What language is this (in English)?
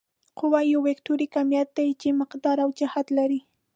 Pashto